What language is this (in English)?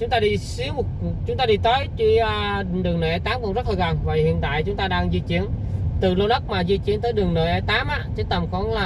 Vietnamese